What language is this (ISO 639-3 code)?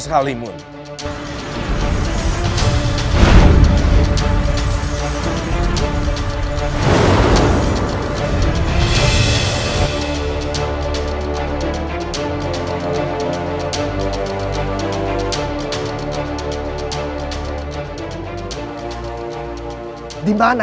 ind